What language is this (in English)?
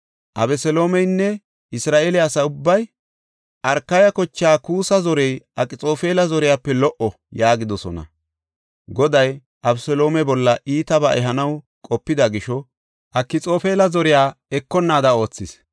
Gofa